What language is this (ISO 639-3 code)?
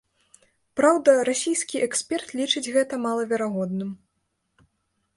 bel